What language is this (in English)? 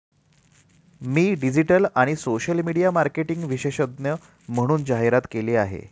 Marathi